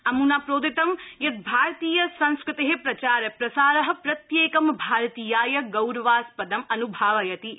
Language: Sanskrit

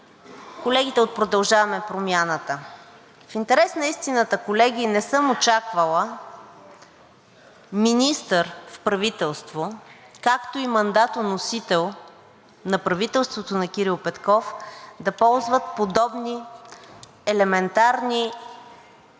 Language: Bulgarian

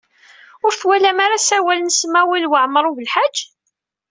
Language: Kabyle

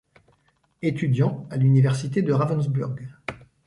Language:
French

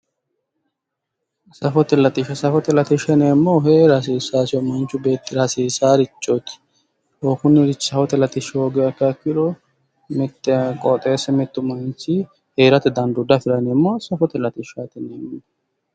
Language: Sidamo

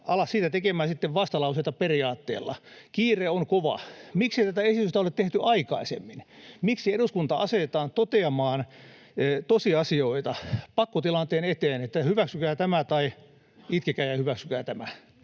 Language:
Finnish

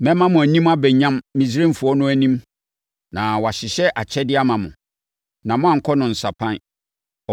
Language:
Akan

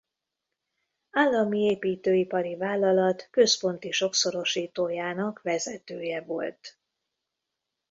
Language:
Hungarian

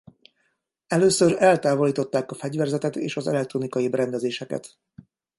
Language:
Hungarian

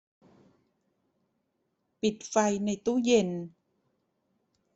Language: Thai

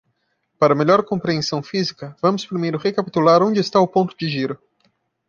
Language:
Portuguese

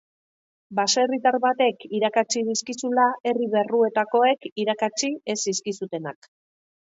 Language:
Basque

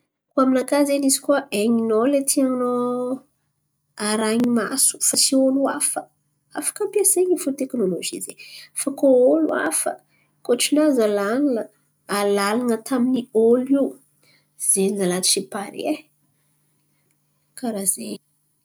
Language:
Antankarana Malagasy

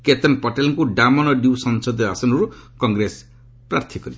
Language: Odia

